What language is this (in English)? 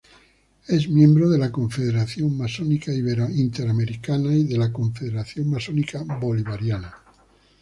Spanish